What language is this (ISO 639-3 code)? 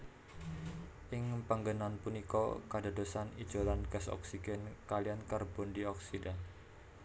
jav